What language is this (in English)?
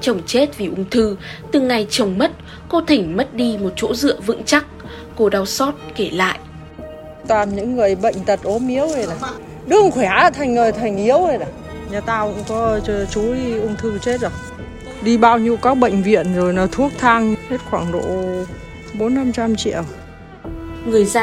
Vietnamese